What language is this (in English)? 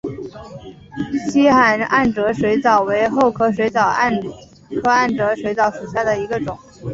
Chinese